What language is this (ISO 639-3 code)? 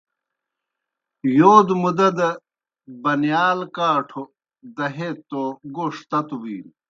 plk